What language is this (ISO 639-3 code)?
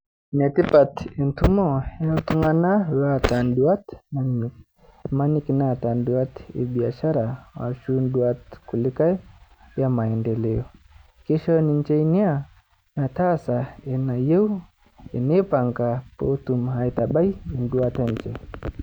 mas